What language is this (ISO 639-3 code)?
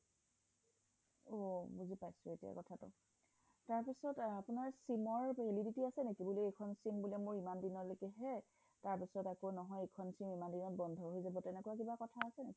asm